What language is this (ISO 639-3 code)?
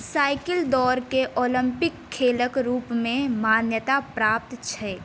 mai